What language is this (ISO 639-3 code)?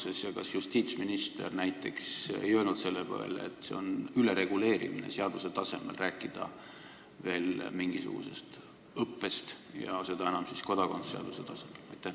est